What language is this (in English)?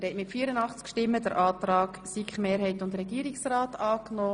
Swiss German